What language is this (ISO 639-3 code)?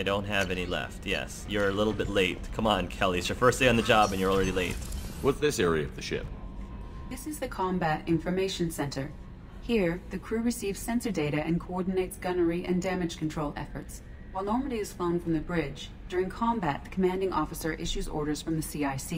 eng